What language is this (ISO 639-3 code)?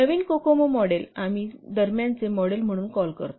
mar